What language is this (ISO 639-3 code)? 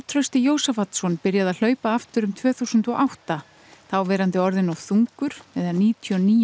isl